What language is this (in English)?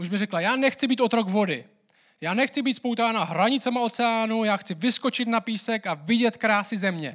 Czech